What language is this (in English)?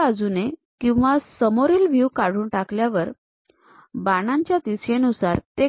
Marathi